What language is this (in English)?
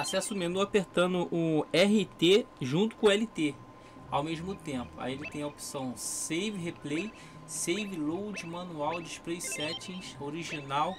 Portuguese